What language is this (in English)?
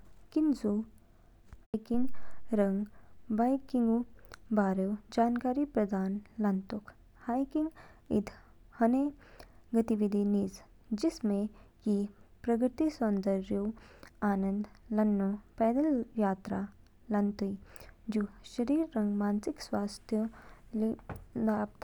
Kinnauri